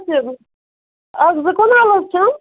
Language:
Kashmiri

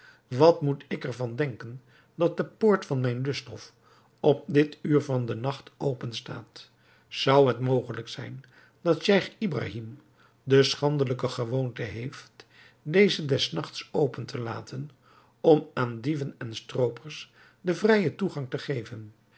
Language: Dutch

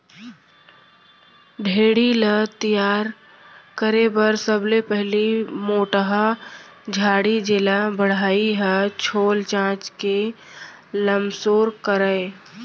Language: Chhattisgarhi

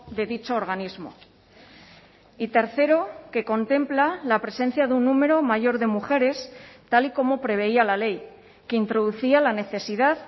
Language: Spanish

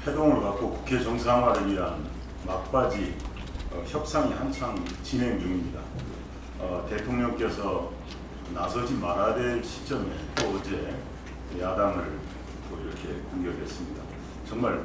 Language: Korean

